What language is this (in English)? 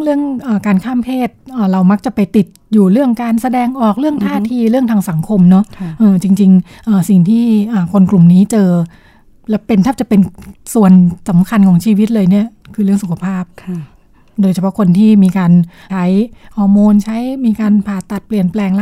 Thai